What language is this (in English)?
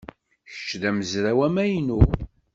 Kabyle